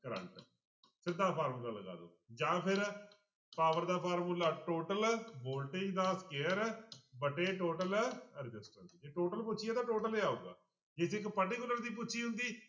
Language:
Punjabi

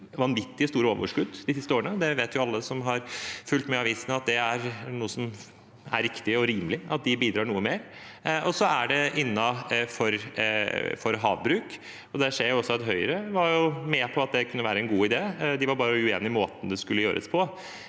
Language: Norwegian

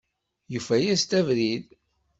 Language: Kabyle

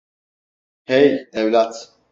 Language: Turkish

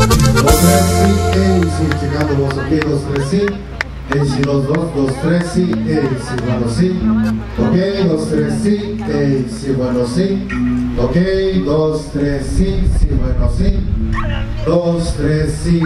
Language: Spanish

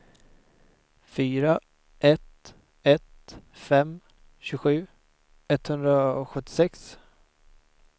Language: Swedish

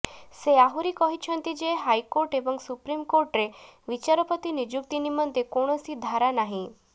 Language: Odia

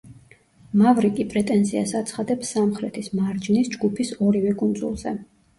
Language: Georgian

